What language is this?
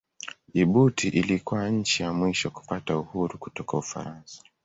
Swahili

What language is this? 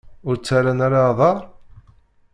Kabyle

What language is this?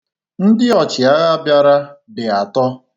Igbo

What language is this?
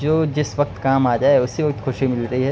Urdu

